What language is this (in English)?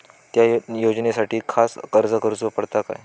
Marathi